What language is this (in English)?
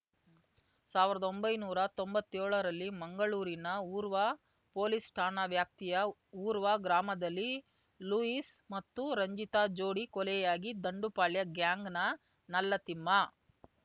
Kannada